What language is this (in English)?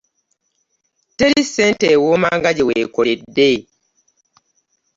Ganda